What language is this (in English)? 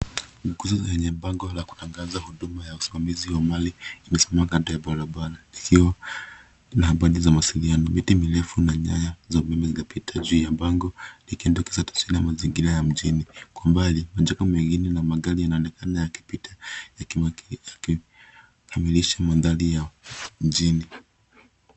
Swahili